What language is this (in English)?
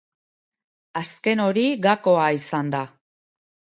Basque